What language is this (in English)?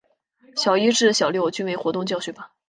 Chinese